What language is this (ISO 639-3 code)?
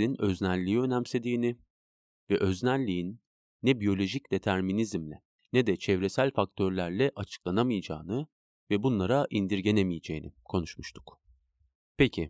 tur